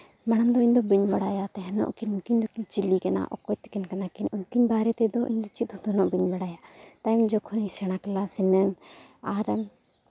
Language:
Santali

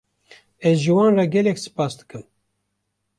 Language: Kurdish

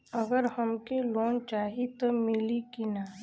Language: Bhojpuri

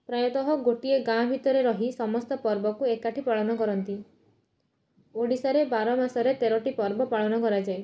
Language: Odia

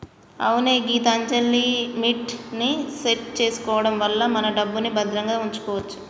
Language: Telugu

